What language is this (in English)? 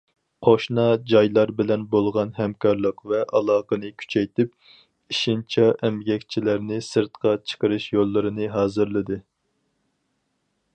Uyghur